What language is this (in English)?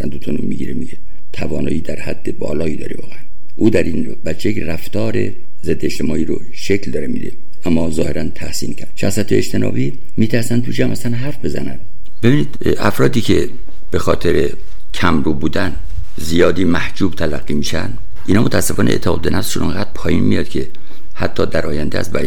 Persian